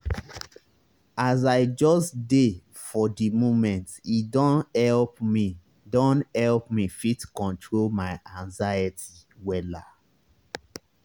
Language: Nigerian Pidgin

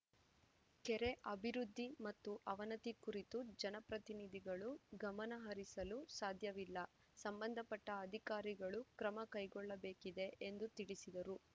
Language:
Kannada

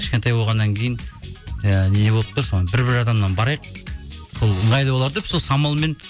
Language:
Kazakh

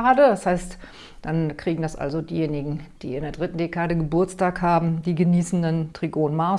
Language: German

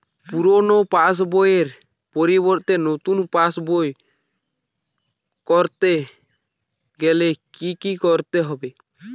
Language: Bangla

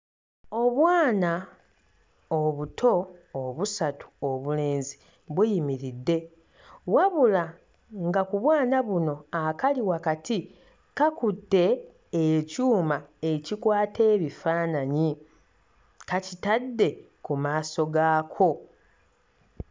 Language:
Ganda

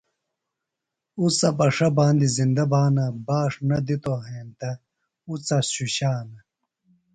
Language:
Phalura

